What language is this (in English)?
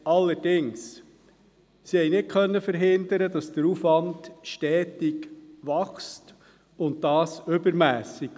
Swiss German